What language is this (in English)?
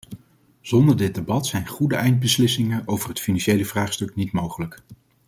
Dutch